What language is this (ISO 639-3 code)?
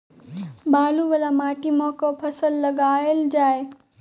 mai